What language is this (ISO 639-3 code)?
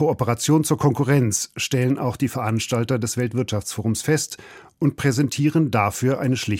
deu